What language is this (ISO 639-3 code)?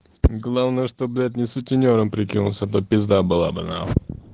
rus